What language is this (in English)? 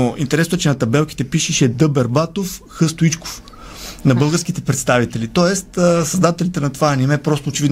Bulgarian